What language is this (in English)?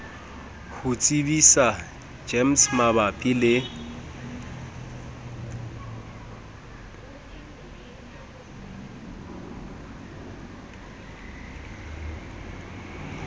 Southern Sotho